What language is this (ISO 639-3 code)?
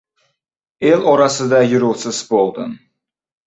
uzb